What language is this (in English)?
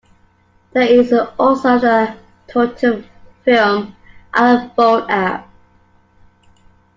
English